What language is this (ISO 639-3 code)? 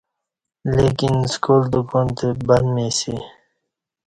bsh